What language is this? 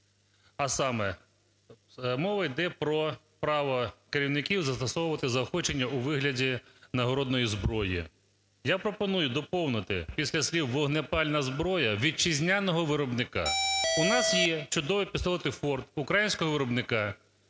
Ukrainian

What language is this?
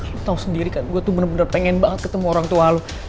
Indonesian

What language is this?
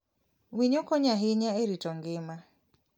Luo (Kenya and Tanzania)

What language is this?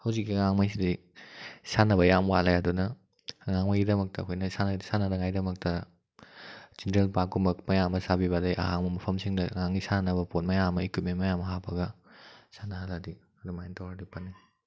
Manipuri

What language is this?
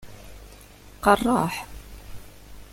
Kabyle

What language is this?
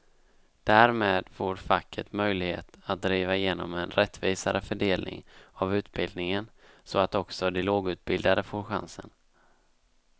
Swedish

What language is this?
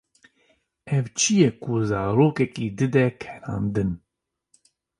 Kurdish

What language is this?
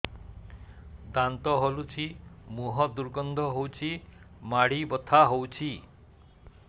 Odia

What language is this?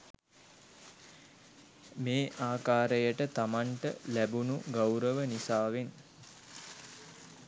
Sinhala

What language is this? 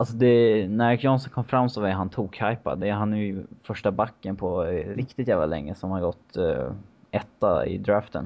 Swedish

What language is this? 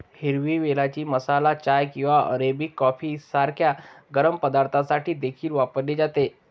Marathi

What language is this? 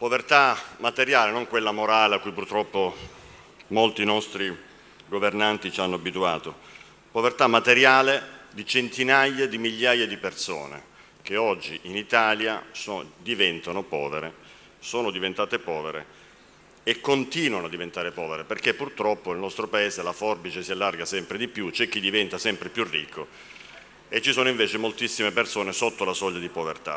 Italian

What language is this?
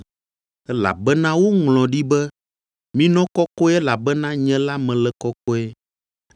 Ewe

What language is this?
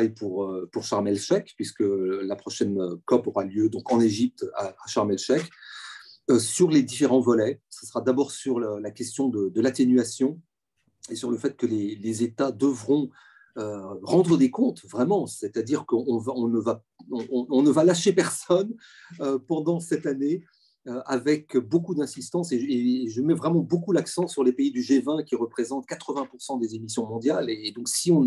French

